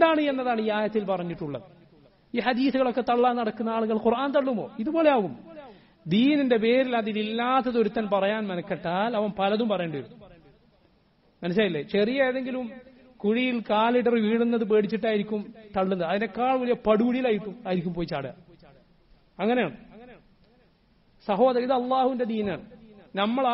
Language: Arabic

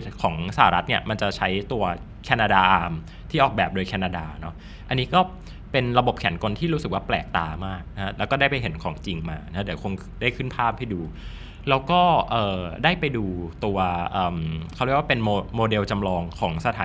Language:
Thai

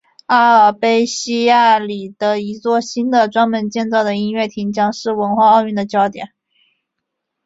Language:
Chinese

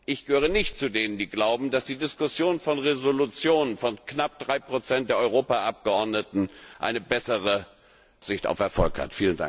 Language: German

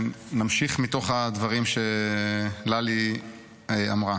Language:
Hebrew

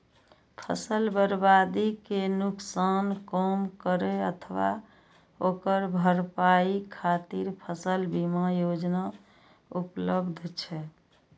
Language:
Maithili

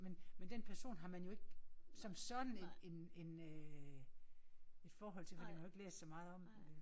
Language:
Danish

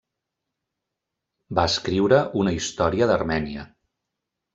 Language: Catalan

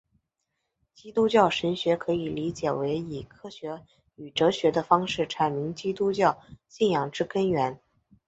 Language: Chinese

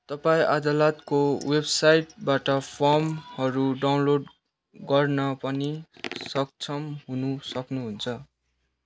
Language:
Nepali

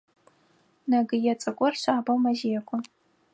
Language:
Adyghe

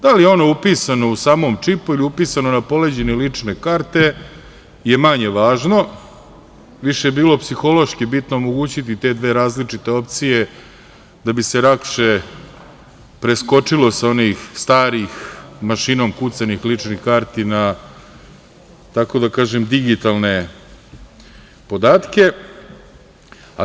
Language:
Serbian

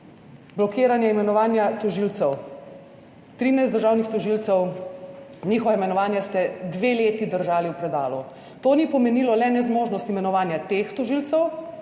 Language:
Slovenian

